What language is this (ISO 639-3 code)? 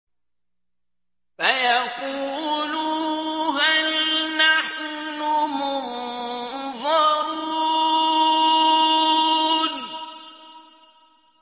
ara